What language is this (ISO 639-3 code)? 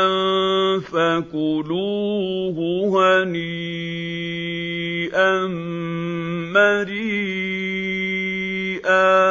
ara